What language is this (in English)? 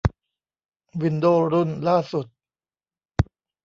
Thai